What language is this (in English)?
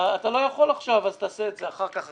Hebrew